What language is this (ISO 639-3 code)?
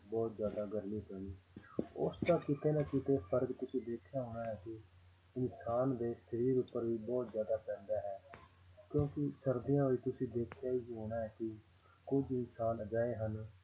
pan